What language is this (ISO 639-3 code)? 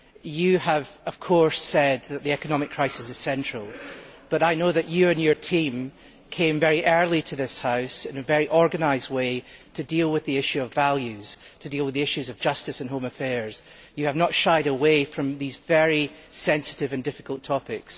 eng